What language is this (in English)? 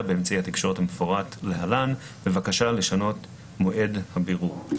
Hebrew